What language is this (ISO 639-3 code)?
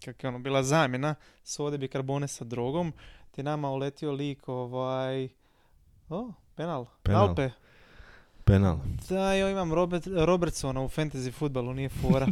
hrv